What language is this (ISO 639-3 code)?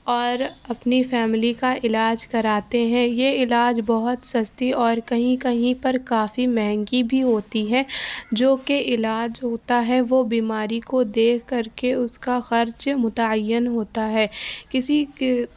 urd